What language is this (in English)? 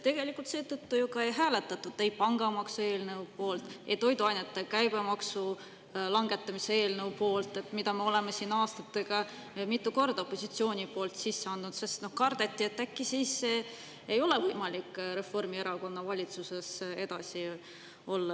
Estonian